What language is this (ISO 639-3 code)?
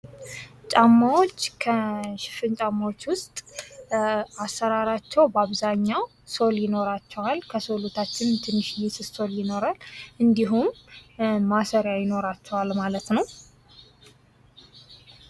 amh